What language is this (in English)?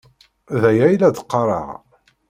Kabyle